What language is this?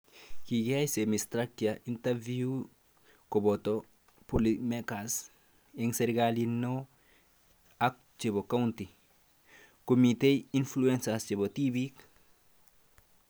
Kalenjin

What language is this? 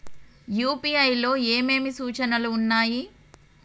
Telugu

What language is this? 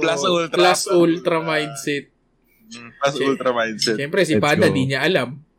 Filipino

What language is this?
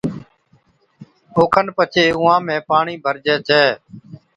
Od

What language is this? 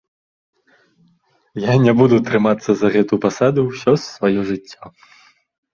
Belarusian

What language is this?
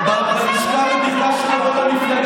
Hebrew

